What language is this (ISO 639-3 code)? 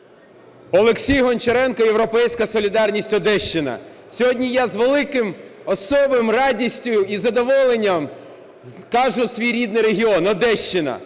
ukr